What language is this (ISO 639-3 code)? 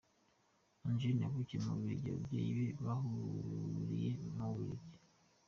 kin